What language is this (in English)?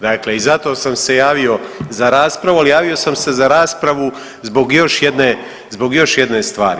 Croatian